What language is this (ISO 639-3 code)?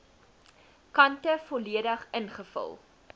afr